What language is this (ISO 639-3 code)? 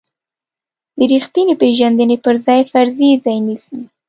pus